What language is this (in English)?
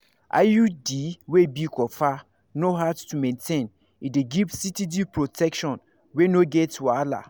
Nigerian Pidgin